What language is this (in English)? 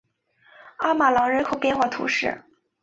Chinese